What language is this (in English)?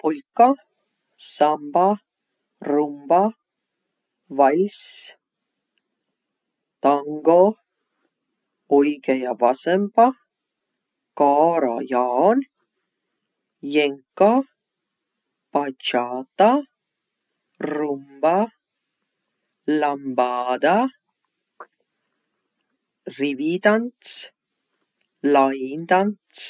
Võro